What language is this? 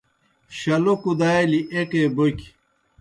Kohistani Shina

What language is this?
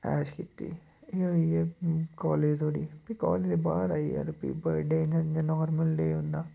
Dogri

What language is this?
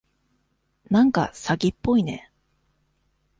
Japanese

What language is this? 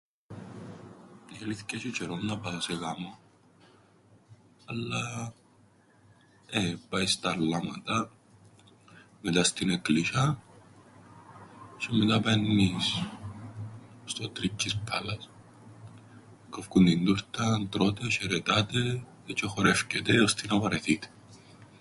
Greek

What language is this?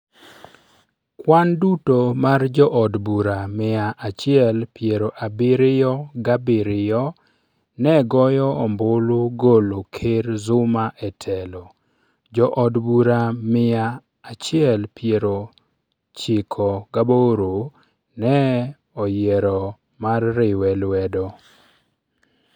Luo (Kenya and Tanzania)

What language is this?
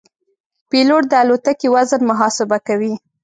Pashto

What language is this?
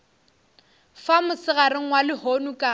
Northern Sotho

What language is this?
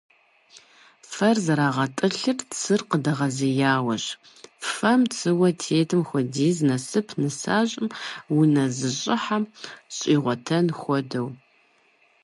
Kabardian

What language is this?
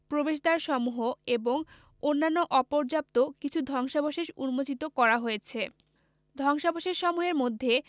Bangla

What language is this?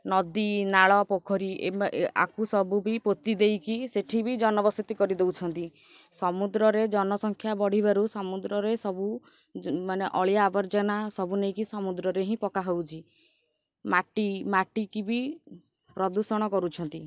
Odia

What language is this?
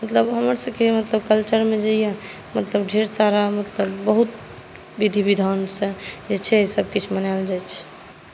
Maithili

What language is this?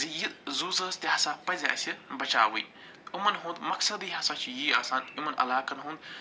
Kashmiri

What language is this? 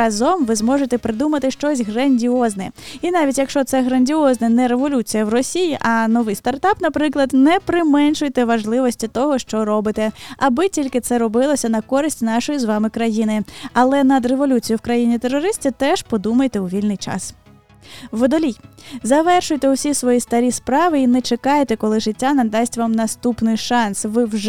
Ukrainian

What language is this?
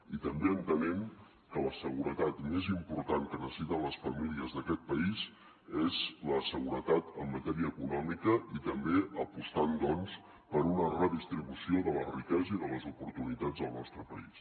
Catalan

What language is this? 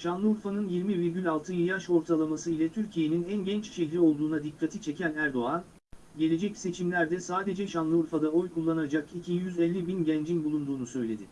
Turkish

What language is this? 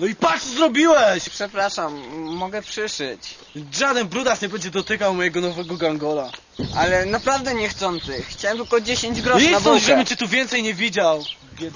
Polish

